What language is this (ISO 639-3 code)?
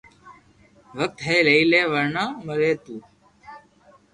lrk